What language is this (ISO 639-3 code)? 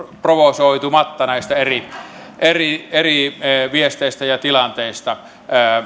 fin